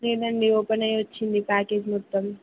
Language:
Telugu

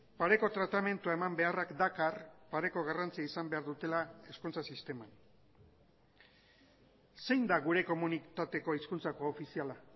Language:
Basque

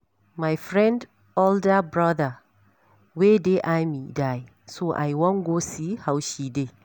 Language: Nigerian Pidgin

